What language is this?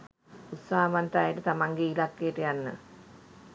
Sinhala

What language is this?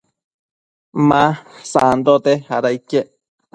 Matsés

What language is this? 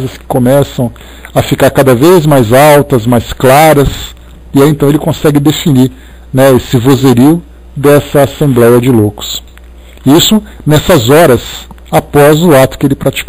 Portuguese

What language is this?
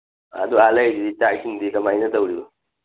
Manipuri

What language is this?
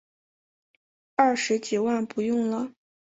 Chinese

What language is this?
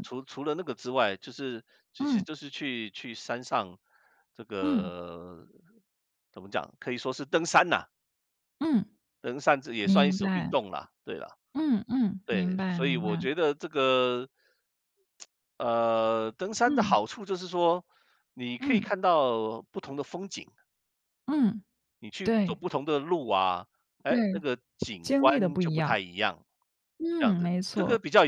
Chinese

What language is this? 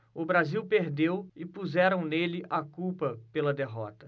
Portuguese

